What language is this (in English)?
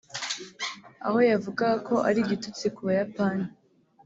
Kinyarwanda